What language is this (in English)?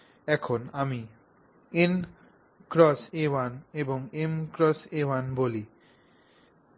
Bangla